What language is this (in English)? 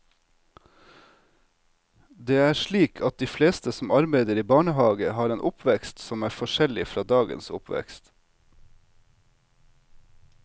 Norwegian